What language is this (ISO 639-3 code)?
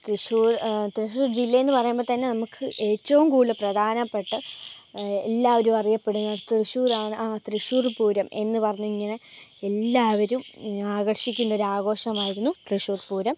mal